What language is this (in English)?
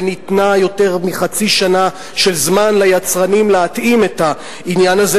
Hebrew